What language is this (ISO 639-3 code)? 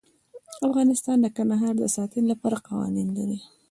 pus